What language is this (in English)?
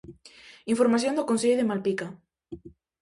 Galician